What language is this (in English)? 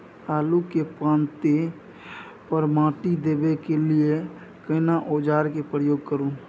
Maithili